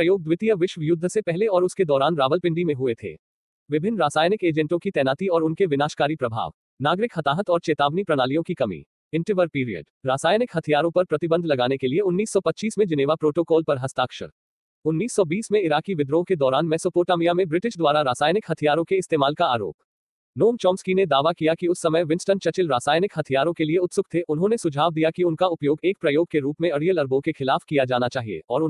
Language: Hindi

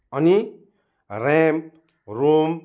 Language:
Nepali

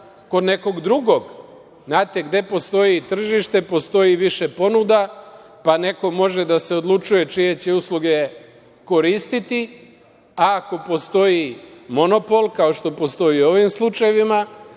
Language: Serbian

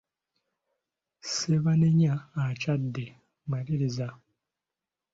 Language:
Ganda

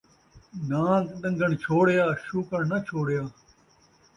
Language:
Saraiki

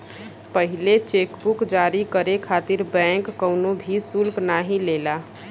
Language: Bhojpuri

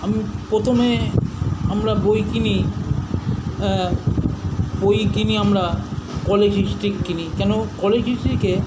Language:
Bangla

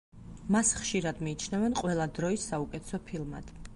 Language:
Georgian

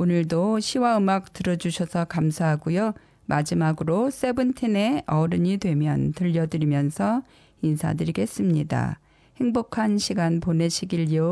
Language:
Korean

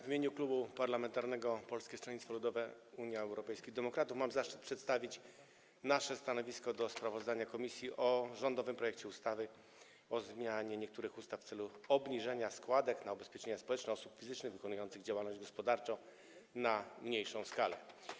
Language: Polish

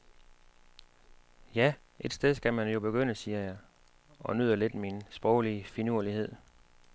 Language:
Danish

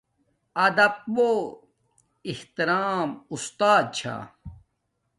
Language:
Domaaki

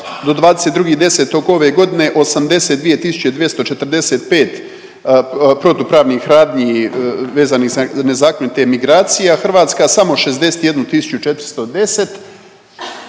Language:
Croatian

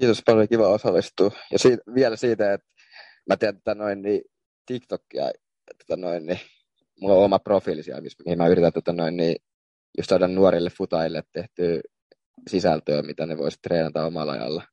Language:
Finnish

